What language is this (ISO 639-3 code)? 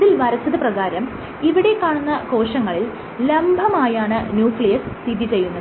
mal